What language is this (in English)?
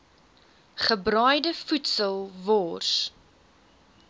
Afrikaans